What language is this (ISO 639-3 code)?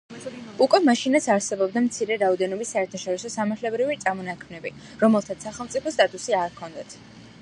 kat